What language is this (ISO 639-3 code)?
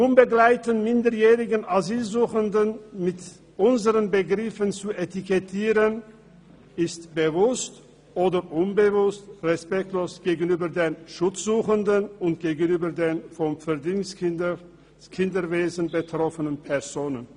gsw